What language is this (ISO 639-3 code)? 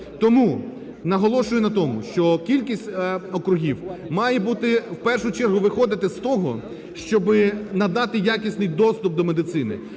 ukr